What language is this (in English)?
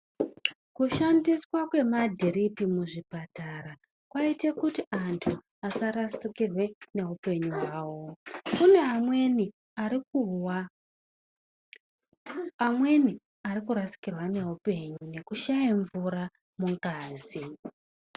Ndau